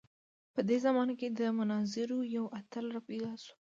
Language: Pashto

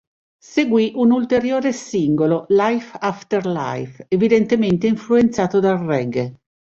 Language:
Italian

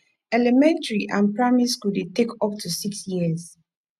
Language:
Nigerian Pidgin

